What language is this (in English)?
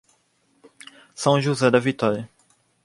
Portuguese